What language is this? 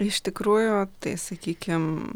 Lithuanian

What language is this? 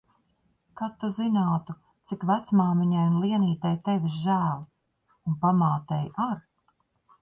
Latvian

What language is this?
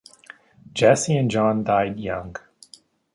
English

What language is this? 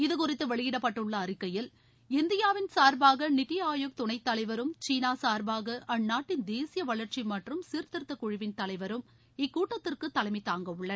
Tamil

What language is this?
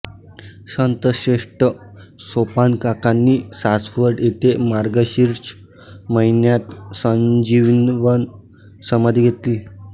Marathi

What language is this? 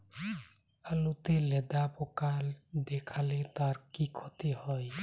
Bangla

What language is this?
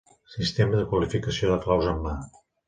Catalan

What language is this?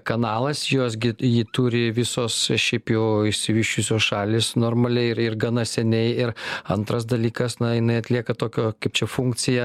Lithuanian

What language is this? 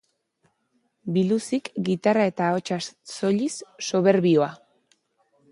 Basque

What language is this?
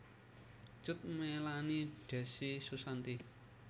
Javanese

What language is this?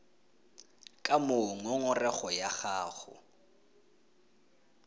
Tswana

